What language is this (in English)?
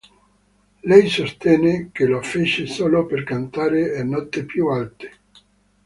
Italian